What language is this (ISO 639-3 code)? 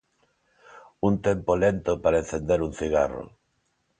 glg